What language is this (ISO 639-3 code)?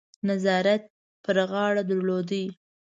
pus